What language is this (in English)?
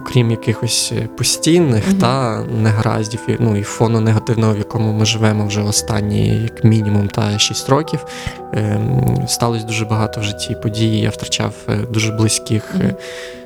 Ukrainian